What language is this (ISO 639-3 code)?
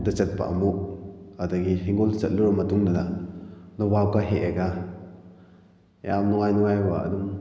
mni